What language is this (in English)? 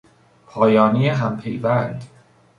Persian